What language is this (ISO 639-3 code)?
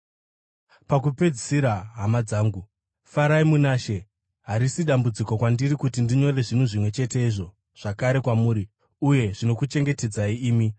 sna